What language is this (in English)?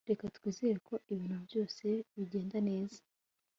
Kinyarwanda